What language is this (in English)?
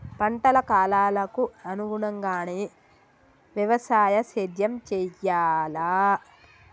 Telugu